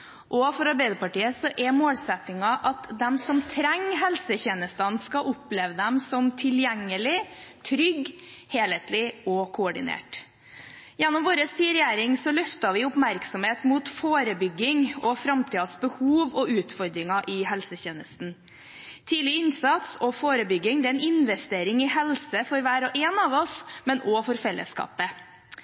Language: Norwegian Bokmål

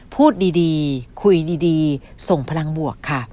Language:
Thai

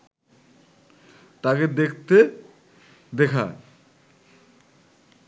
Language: Bangla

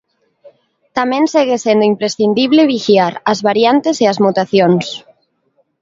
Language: Galician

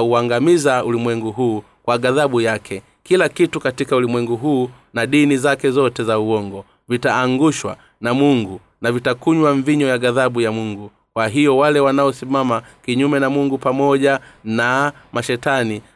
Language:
Swahili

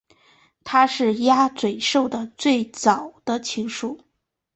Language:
Chinese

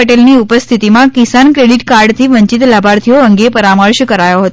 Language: Gujarati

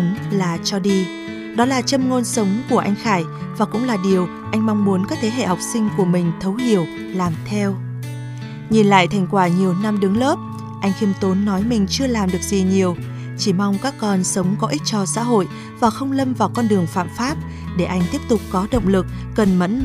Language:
Vietnamese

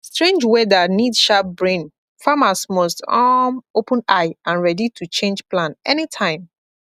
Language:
Nigerian Pidgin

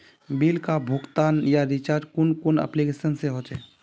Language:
Magahi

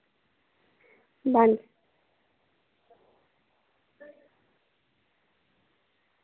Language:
Dogri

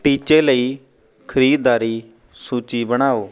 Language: Punjabi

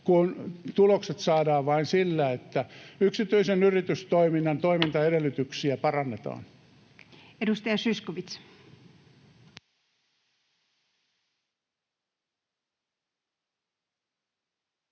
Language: Finnish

